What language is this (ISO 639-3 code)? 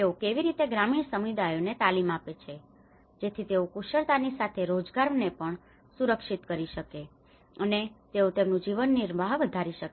guj